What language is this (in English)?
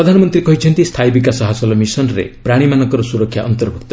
Odia